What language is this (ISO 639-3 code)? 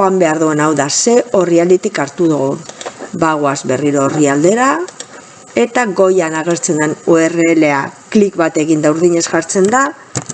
eus